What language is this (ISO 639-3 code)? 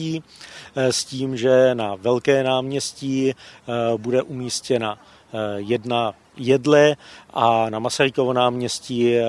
ces